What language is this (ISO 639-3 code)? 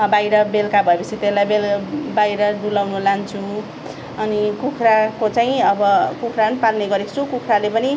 nep